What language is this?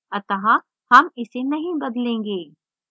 Hindi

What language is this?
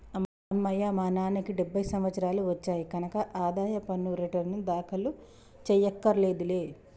Telugu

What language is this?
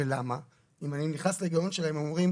Hebrew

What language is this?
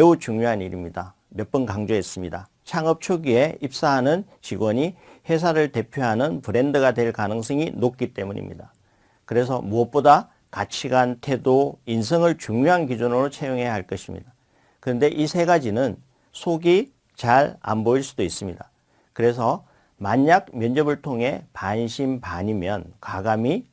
Korean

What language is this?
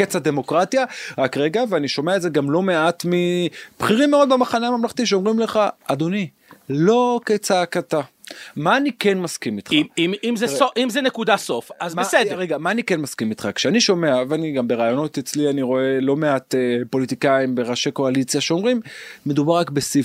Hebrew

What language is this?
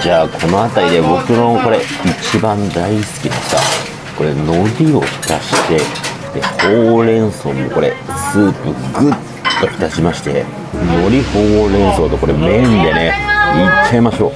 Japanese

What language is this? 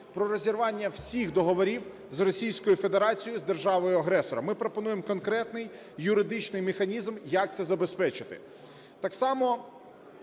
Ukrainian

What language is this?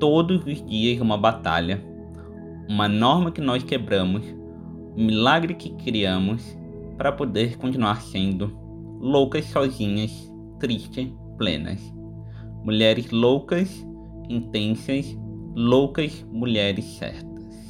Portuguese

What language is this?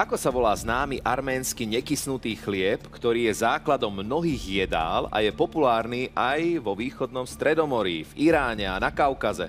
Slovak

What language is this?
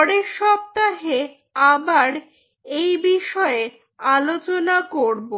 Bangla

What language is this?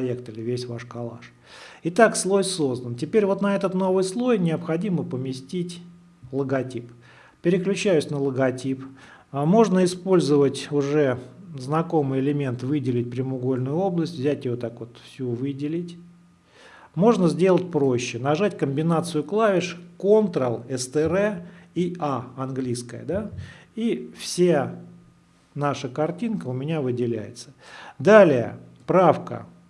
Russian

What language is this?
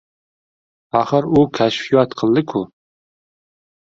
Uzbek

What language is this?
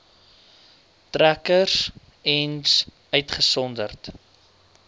Afrikaans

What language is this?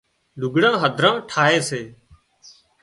Wadiyara Koli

